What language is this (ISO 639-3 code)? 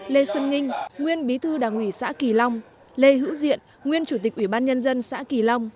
vie